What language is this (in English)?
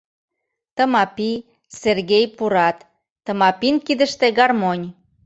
Mari